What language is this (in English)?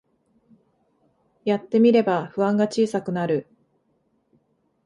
Japanese